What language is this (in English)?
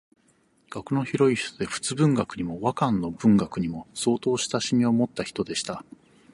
Japanese